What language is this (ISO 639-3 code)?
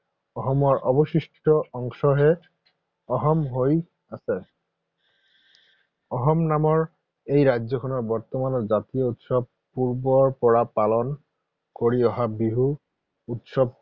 asm